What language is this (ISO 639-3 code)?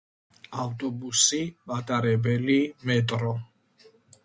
kat